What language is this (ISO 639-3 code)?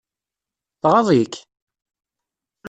kab